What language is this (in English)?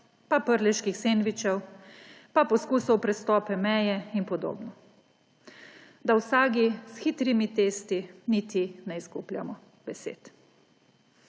Slovenian